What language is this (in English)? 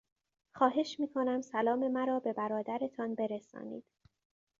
Persian